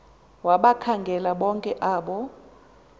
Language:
Xhosa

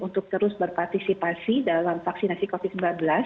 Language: Indonesian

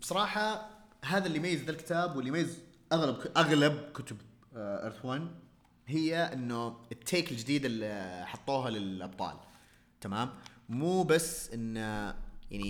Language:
Arabic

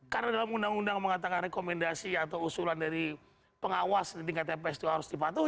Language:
Indonesian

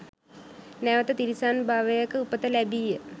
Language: Sinhala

